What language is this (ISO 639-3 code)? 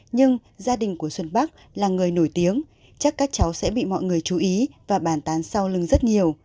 vie